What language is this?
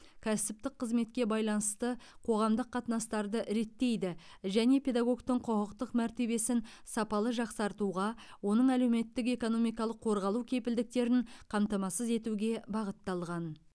Kazakh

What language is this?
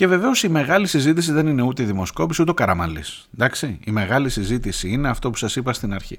Greek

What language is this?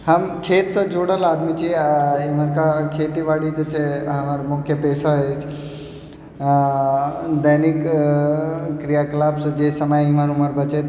Maithili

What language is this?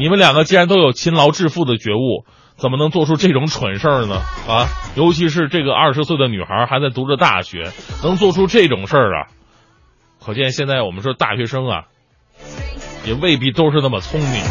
Chinese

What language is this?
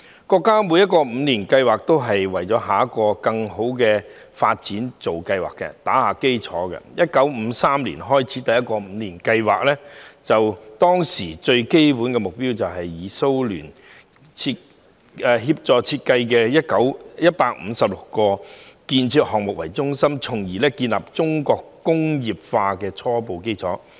Cantonese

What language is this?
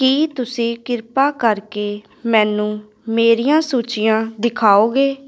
Punjabi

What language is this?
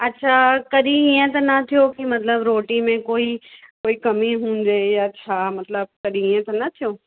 Sindhi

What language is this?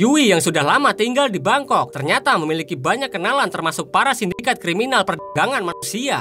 Indonesian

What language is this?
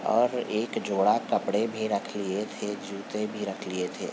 Urdu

